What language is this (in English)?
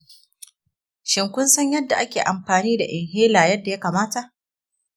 Hausa